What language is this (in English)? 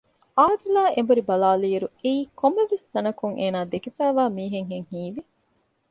Divehi